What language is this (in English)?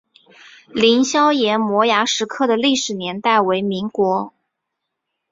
Chinese